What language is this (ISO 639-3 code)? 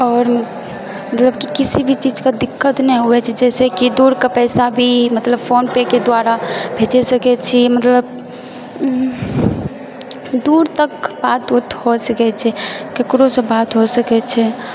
mai